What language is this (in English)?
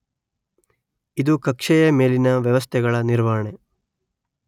Kannada